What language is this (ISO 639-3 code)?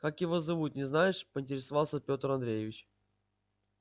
rus